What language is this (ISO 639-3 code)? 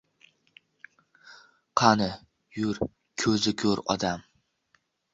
uzb